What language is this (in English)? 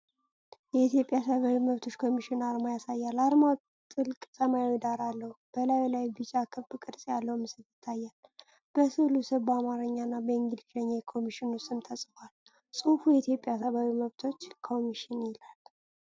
Amharic